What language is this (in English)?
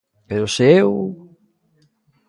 Galician